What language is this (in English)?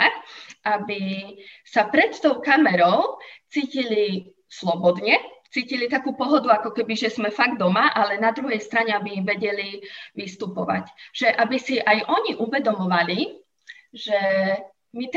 Slovak